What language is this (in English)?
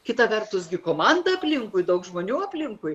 Lithuanian